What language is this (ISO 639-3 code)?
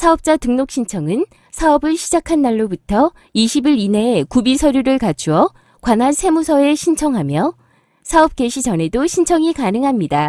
kor